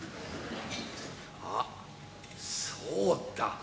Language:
Japanese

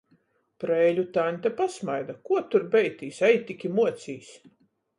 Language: Latgalian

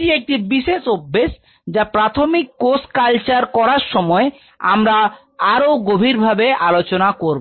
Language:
Bangla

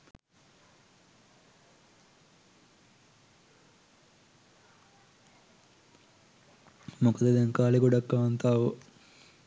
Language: Sinhala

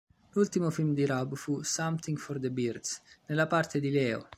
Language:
Italian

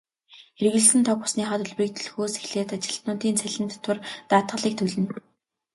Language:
Mongolian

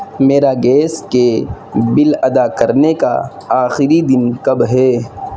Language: Urdu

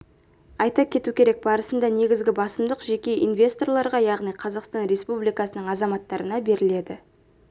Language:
Kazakh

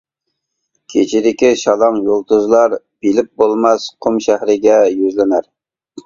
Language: Uyghur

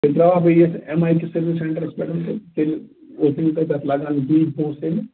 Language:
Kashmiri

